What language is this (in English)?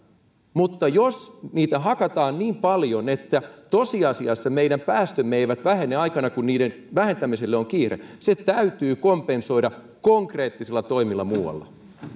Finnish